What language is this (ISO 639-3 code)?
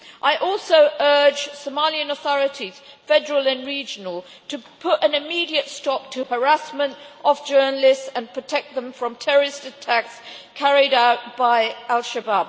eng